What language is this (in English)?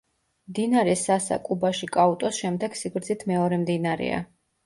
Georgian